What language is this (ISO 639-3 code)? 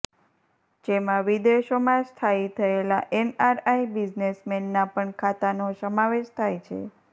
guj